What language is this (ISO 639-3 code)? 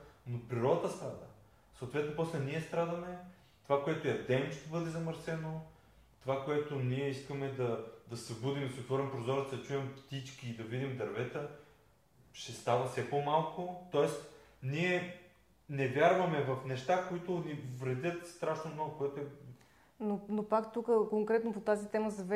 bul